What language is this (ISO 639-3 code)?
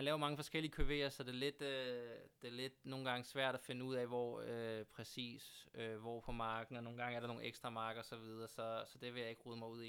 dan